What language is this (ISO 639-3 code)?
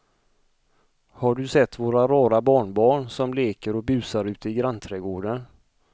swe